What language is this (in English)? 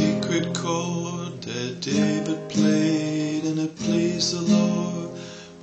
English